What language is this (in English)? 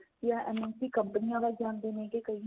Punjabi